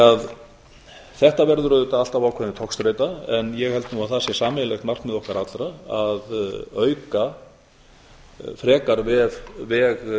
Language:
Icelandic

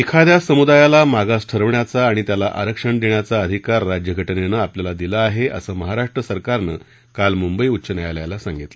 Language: Marathi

